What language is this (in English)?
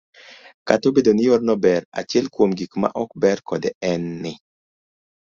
Luo (Kenya and Tanzania)